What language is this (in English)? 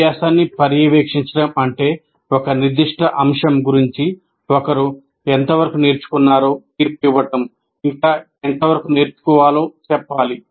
Telugu